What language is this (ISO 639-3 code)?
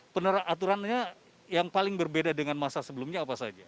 ind